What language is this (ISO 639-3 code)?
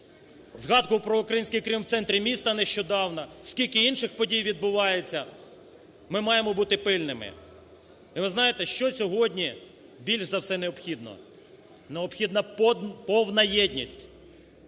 ukr